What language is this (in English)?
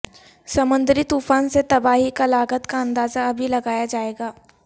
Urdu